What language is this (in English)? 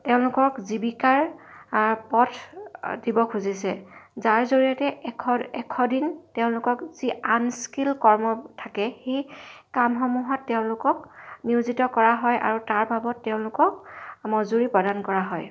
Assamese